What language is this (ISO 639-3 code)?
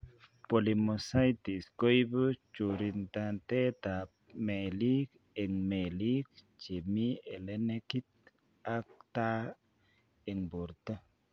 kln